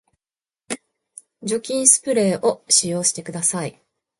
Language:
Japanese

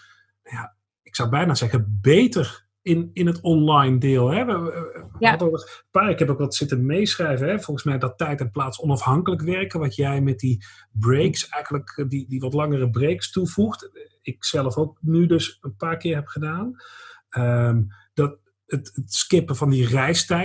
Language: Dutch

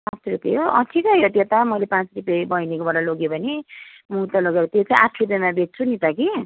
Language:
Nepali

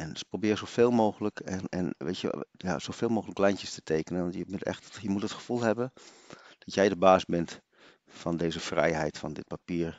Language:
Dutch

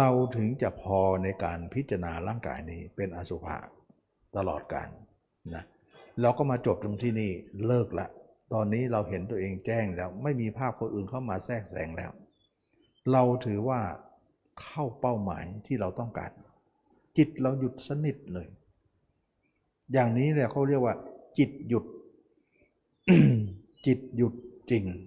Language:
Thai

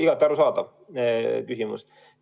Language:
Estonian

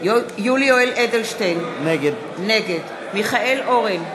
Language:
Hebrew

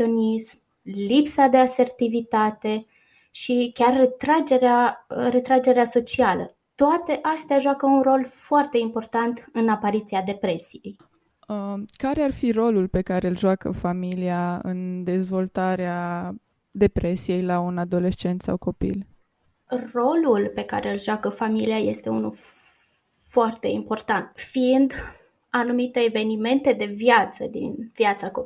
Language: Romanian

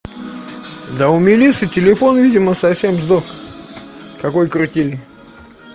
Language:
Russian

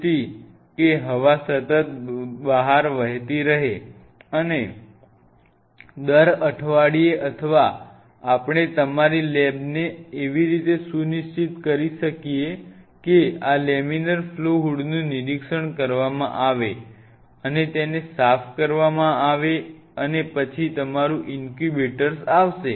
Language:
Gujarati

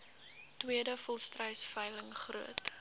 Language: Afrikaans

